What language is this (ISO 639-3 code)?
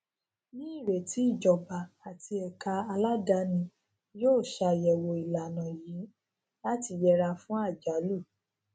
yor